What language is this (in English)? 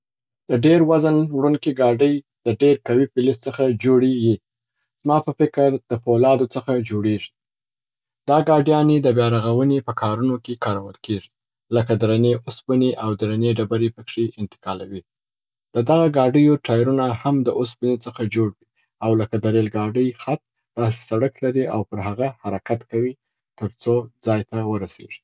Southern Pashto